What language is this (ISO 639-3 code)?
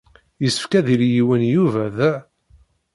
kab